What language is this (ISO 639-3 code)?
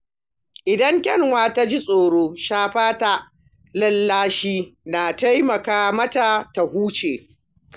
hau